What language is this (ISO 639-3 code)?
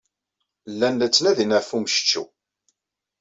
kab